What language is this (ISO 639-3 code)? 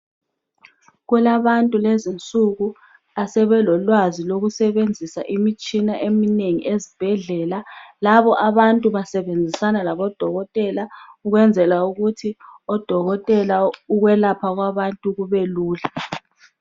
nde